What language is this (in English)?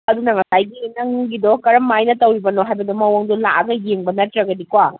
Manipuri